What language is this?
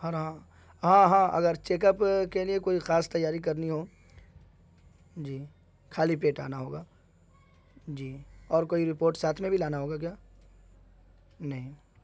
Urdu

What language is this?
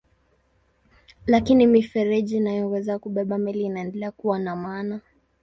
Swahili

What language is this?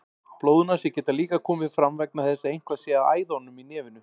Icelandic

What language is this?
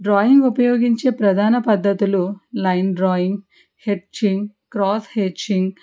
Telugu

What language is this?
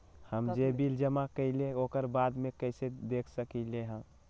Magahi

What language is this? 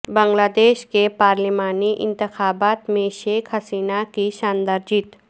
Urdu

